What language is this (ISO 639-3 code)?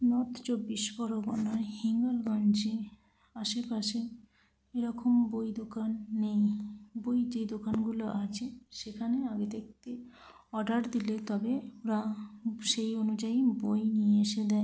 ben